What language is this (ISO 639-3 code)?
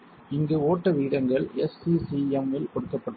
tam